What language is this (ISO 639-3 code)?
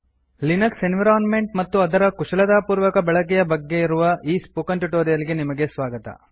kan